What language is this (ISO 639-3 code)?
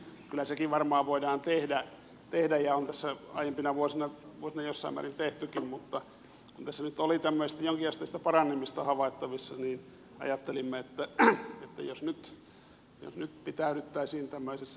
fin